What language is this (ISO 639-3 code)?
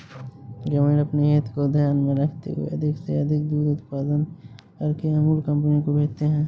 hin